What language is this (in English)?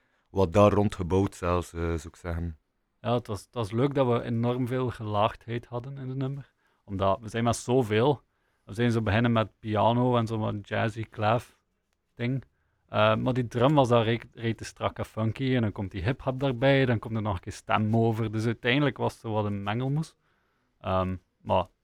Dutch